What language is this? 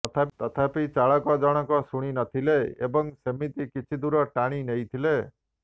Odia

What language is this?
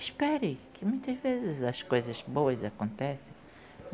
Portuguese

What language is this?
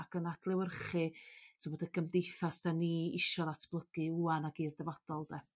Welsh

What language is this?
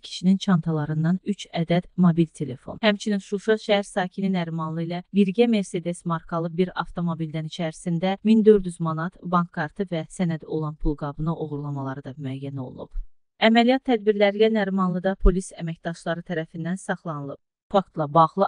Turkish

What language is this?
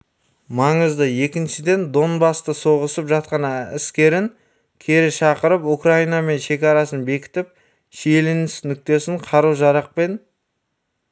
Kazakh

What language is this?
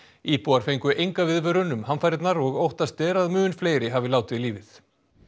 Icelandic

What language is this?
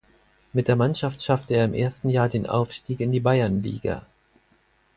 German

